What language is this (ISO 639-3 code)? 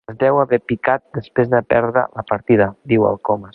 cat